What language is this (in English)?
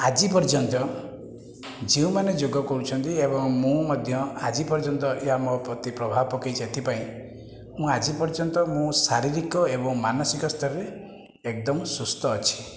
Odia